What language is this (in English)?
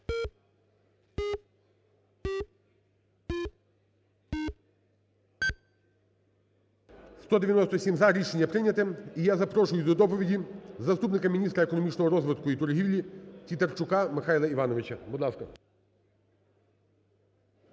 Ukrainian